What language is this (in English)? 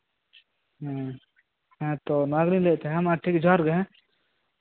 Santali